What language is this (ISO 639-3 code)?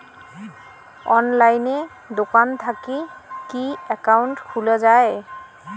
ben